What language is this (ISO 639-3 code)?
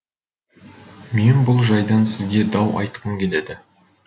kaz